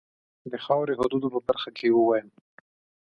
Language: Pashto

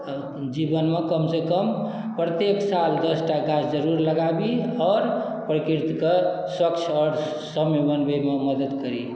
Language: Maithili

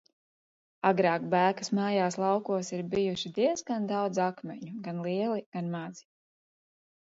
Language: Latvian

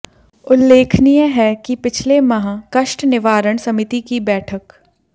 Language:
Hindi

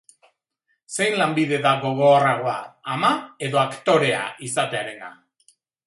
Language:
Basque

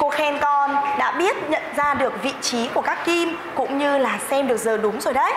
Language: Vietnamese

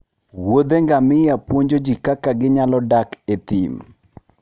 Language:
Luo (Kenya and Tanzania)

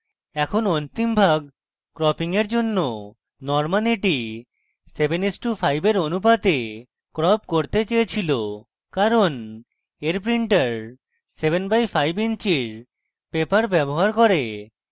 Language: Bangla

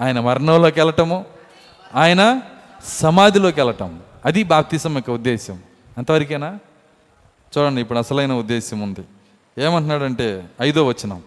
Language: Telugu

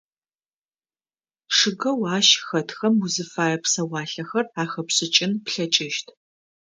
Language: Adyghe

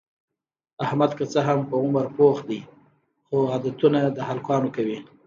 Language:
Pashto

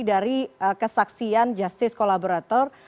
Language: Indonesian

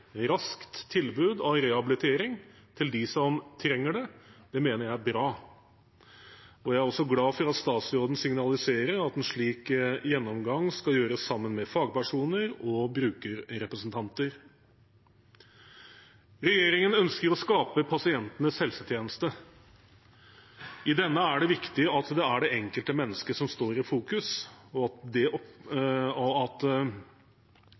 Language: Norwegian Bokmål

